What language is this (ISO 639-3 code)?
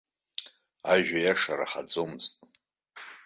abk